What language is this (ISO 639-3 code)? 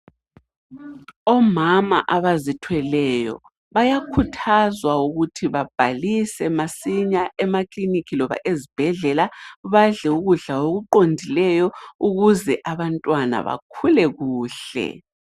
nde